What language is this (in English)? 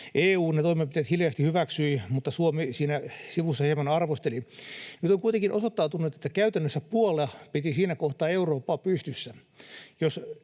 Finnish